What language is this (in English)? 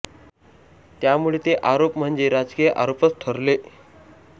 Marathi